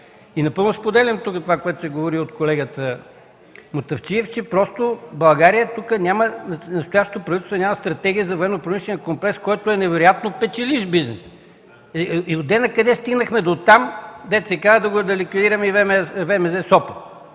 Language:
Bulgarian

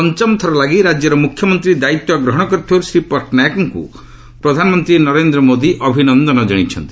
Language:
Odia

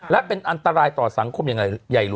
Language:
Thai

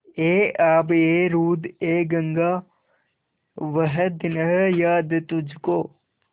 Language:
Hindi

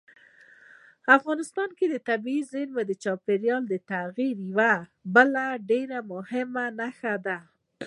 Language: Pashto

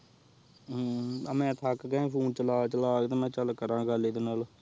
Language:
Punjabi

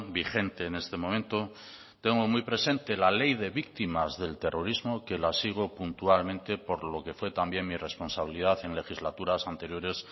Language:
Spanish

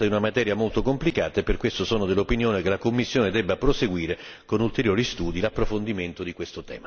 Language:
Italian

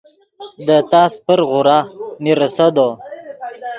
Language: Yidgha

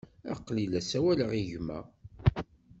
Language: Kabyle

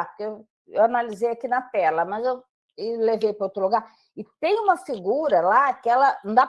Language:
Portuguese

